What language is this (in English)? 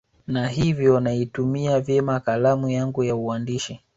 Swahili